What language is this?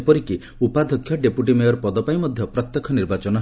Odia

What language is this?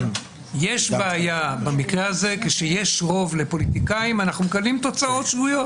Hebrew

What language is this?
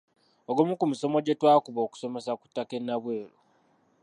Ganda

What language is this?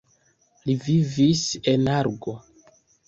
Esperanto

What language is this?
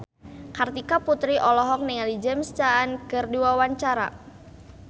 Sundanese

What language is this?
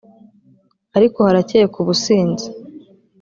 Kinyarwanda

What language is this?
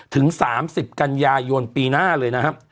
Thai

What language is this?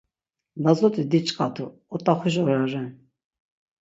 Laz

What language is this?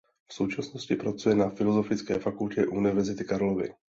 Czech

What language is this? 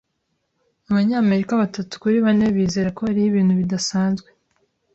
Kinyarwanda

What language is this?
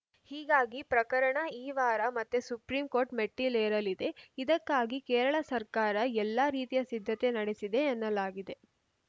Kannada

